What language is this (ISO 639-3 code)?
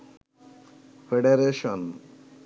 ben